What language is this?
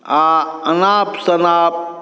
Maithili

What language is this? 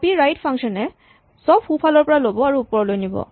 Assamese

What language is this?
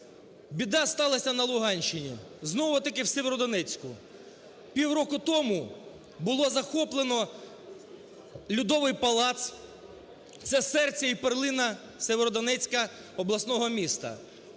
Ukrainian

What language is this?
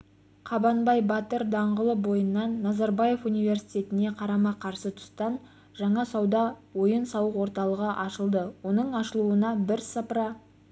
Kazakh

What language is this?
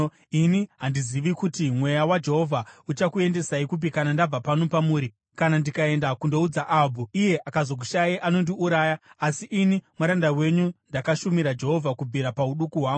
Shona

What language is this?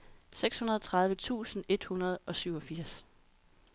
Danish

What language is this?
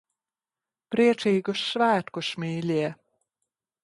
Latvian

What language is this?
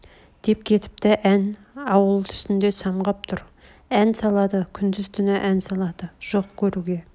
Kazakh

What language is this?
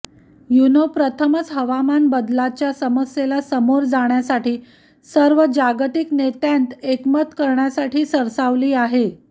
Marathi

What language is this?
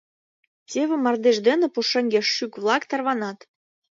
Mari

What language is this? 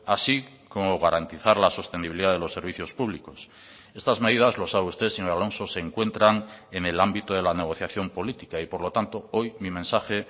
Spanish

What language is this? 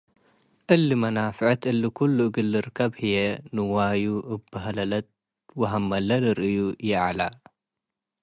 Tigre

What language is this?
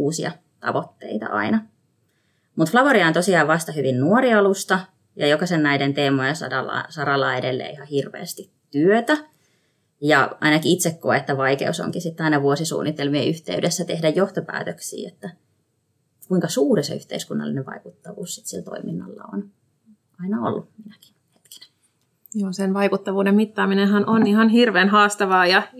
Finnish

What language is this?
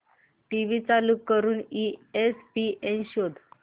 Marathi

